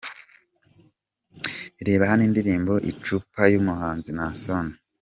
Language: Kinyarwanda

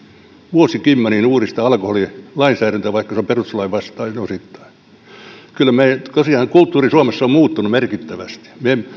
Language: Finnish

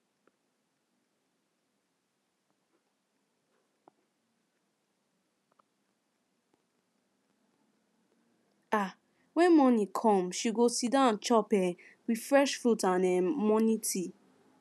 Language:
Nigerian Pidgin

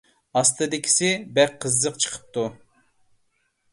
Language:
Uyghur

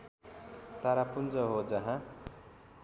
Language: Nepali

